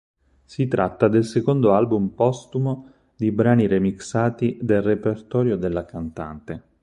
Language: Italian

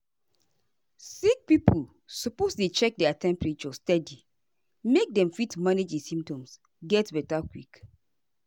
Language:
Nigerian Pidgin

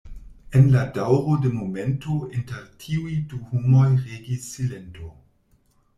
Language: Esperanto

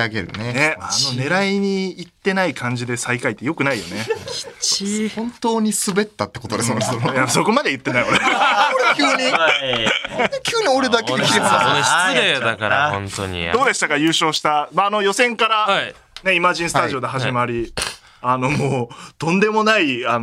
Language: Japanese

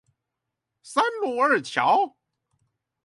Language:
Chinese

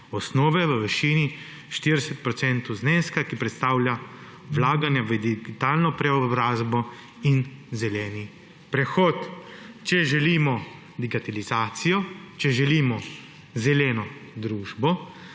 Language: Slovenian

